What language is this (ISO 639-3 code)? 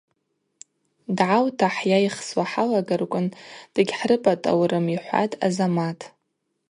abq